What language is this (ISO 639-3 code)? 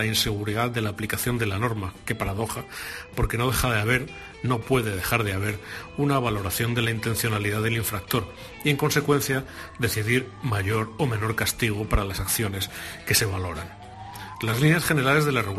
spa